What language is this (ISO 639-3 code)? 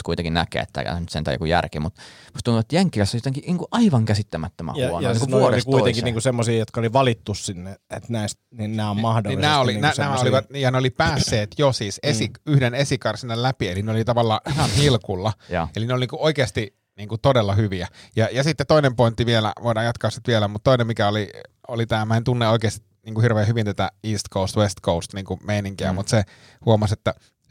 fin